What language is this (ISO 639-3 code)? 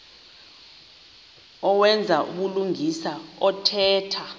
xho